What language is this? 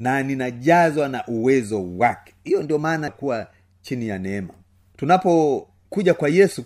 Swahili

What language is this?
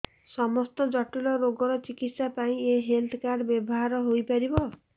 Odia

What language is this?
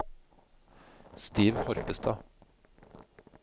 Norwegian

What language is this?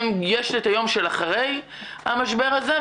Hebrew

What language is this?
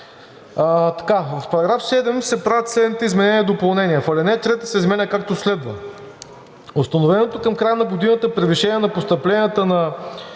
Bulgarian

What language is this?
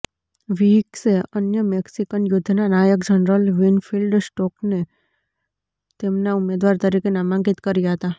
Gujarati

